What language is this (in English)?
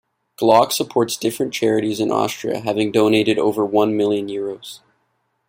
English